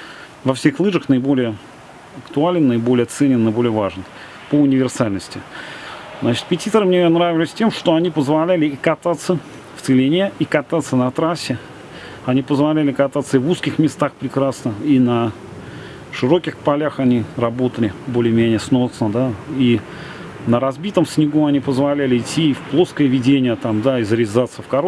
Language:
Russian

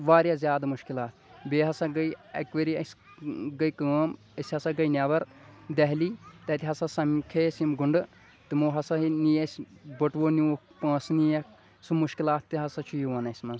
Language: Kashmiri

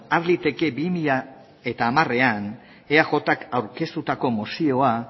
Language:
Basque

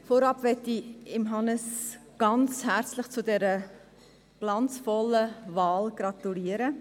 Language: Swiss German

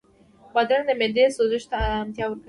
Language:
Pashto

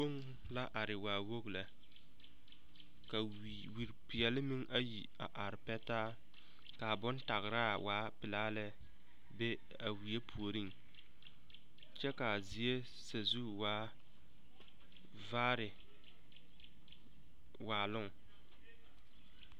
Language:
Southern Dagaare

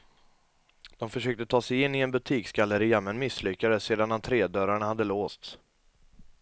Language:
Swedish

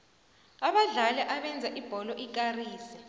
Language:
South Ndebele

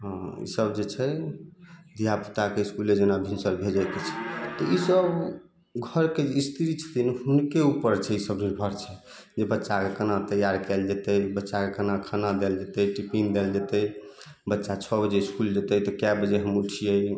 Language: Maithili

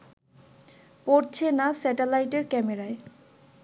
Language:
Bangla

